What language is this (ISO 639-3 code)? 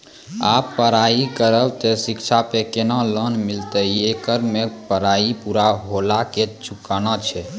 mai